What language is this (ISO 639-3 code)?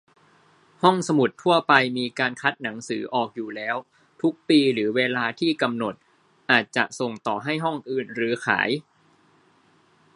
tha